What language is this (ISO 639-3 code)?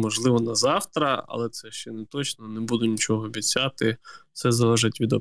ukr